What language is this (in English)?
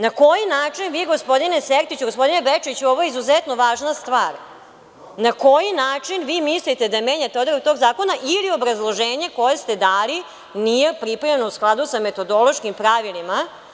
Serbian